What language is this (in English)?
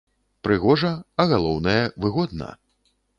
Belarusian